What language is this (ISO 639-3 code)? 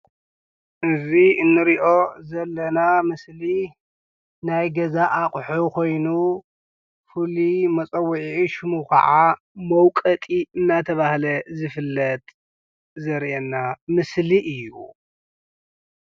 tir